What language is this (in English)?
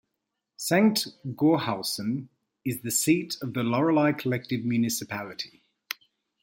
English